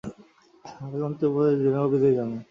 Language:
Bangla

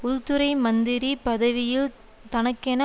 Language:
Tamil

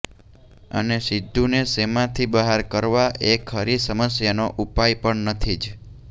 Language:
Gujarati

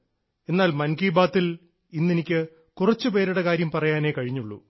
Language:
Malayalam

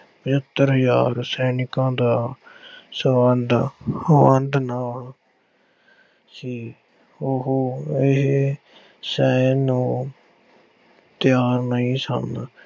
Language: Punjabi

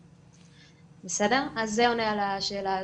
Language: Hebrew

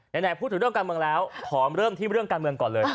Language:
Thai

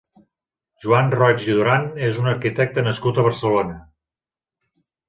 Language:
Catalan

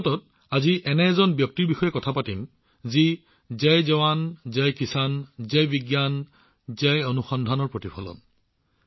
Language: Assamese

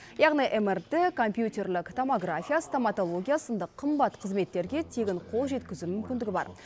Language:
Kazakh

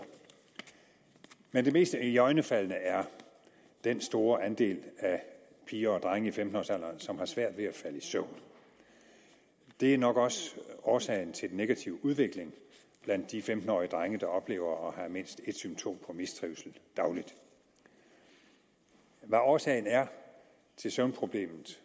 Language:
Danish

